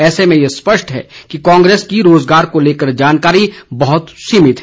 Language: Hindi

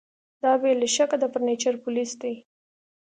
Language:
Pashto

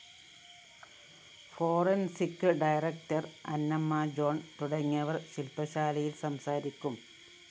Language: Malayalam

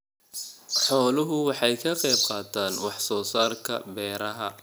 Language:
Somali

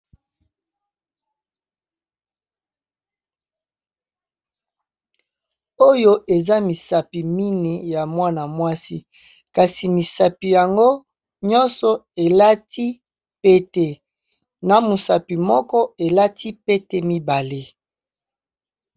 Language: Lingala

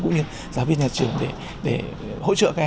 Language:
Vietnamese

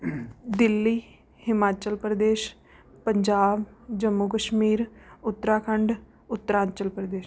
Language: Punjabi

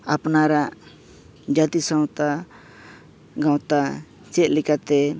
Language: Santali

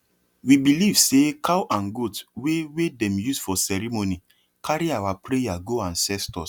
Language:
Nigerian Pidgin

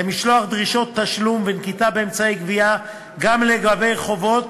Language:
Hebrew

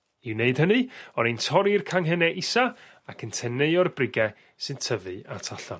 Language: Welsh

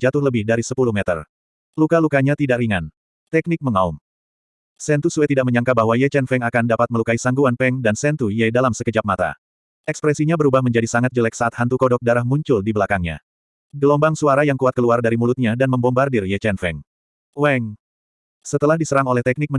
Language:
Indonesian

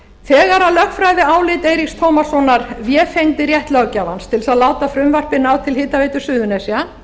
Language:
Icelandic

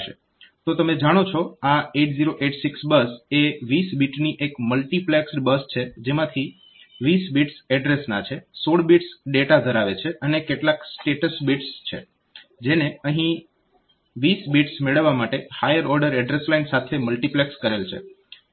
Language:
Gujarati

